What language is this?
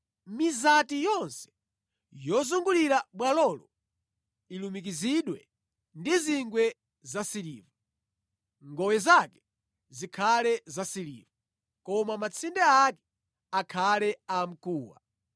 Nyanja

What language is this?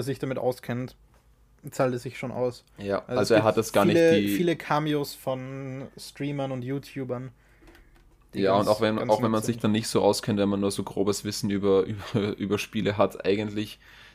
German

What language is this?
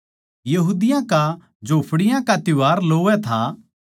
Haryanvi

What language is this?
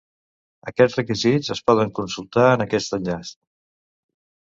Catalan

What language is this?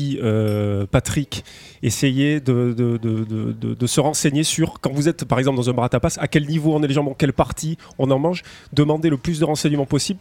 French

